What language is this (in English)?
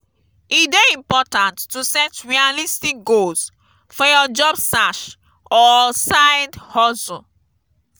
Nigerian Pidgin